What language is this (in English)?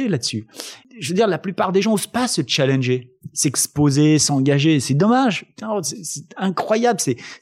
French